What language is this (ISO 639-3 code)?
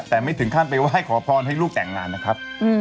tha